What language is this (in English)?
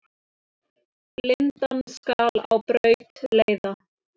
Icelandic